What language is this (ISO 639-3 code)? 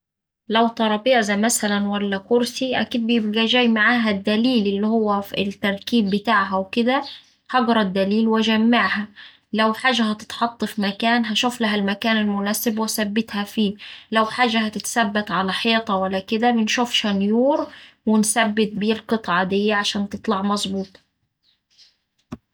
aec